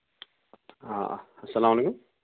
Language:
Kashmiri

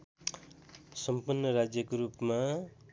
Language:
Nepali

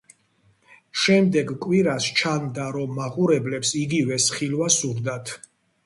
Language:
Georgian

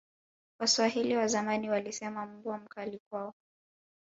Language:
Swahili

